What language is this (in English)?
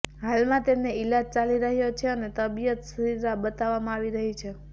Gujarati